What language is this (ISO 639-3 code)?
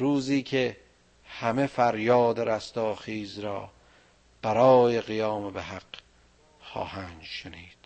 fas